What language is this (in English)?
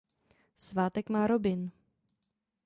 Czech